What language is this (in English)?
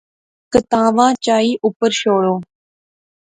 Pahari-Potwari